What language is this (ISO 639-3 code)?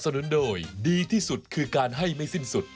tha